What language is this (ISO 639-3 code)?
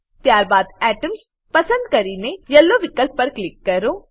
guj